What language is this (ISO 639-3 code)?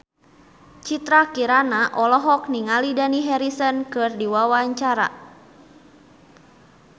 sun